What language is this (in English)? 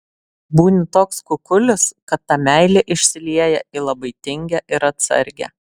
Lithuanian